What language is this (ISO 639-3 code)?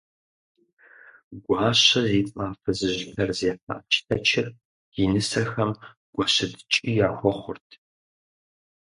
kbd